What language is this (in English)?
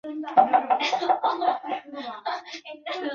Chinese